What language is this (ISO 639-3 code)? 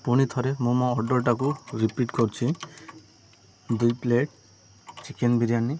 ori